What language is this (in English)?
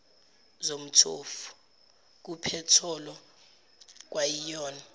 Zulu